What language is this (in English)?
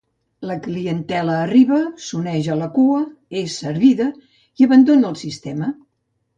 Catalan